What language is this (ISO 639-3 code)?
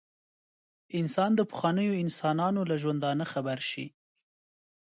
pus